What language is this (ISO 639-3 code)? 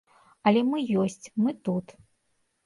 bel